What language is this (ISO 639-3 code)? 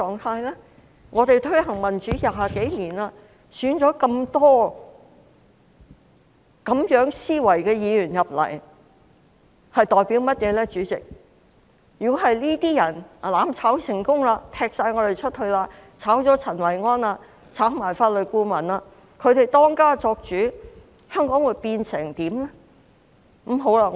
yue